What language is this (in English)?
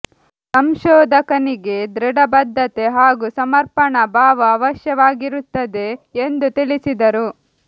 Kannada